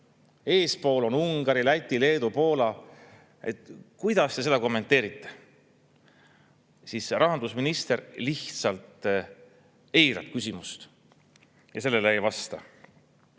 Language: Estonian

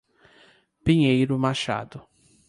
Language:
Portuguese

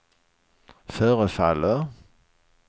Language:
Swedish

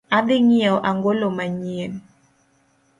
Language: Luo (Kenya and Tanzania)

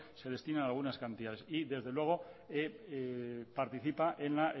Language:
Spanish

